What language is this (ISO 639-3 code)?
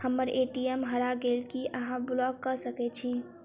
mai